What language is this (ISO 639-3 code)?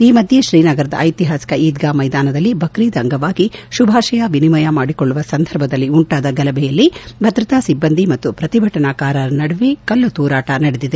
kan